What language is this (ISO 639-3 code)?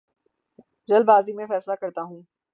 urd